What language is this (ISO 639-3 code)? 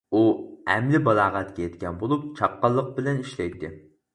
uig